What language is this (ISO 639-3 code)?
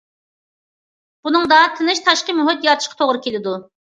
uig